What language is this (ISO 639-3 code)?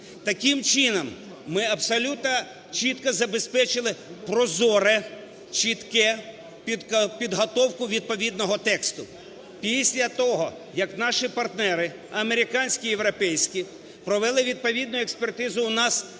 ukr